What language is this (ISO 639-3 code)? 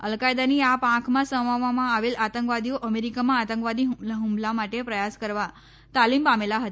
guj